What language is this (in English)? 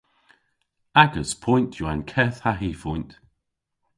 Cornish